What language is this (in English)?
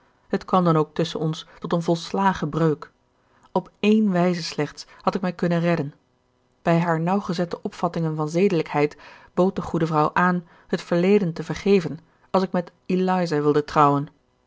Dutch